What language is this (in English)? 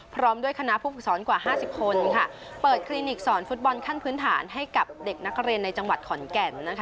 Thai